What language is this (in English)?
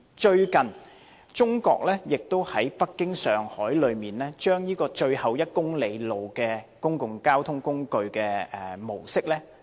Cantonese